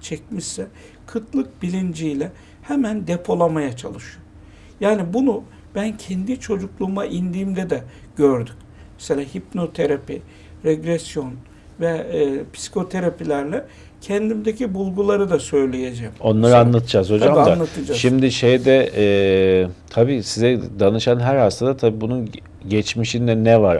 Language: Turkish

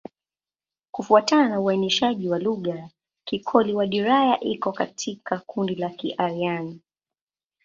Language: Swahili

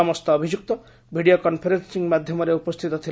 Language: Odia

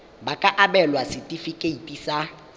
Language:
Tswana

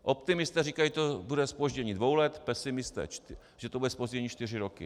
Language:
Czech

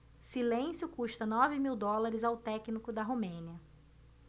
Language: Portuguese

